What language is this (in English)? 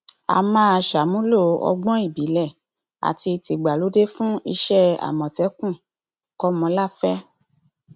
Yoruba